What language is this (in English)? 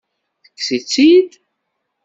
Kabyle